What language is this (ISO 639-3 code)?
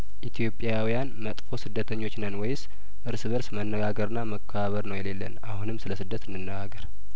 amh